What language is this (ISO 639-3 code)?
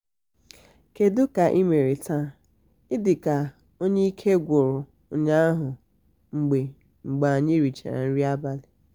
ibo